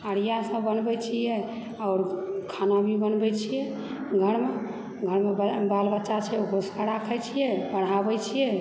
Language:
Maithili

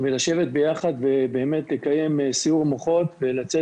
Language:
Hebrew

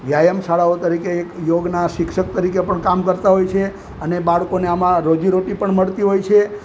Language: Gujarati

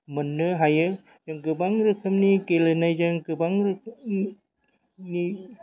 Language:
Bodo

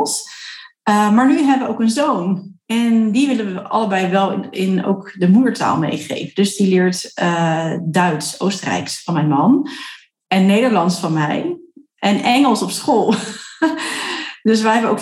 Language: Dutch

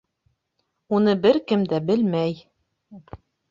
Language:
Bashkir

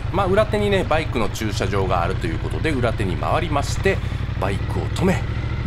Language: Japanese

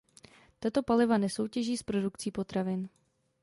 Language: Czech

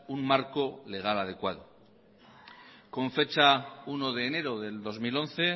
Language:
Spanish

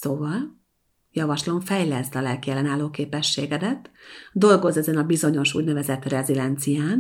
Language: Hungarian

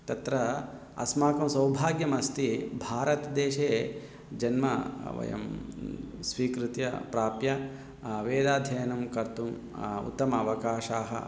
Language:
Sanskrit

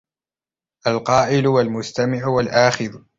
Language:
Arabic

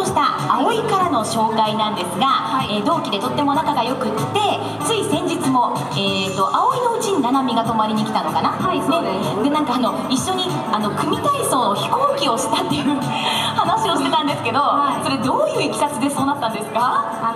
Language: Japanese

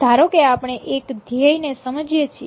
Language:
Gujarati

